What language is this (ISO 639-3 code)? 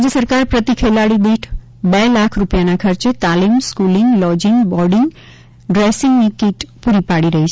guj